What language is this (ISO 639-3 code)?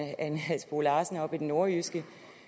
dan